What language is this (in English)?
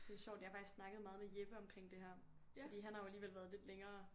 Danish